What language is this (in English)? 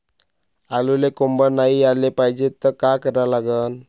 Marathi